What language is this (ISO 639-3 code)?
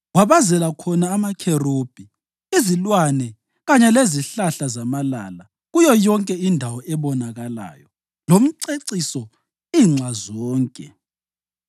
nde